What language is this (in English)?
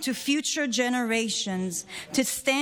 Hebrew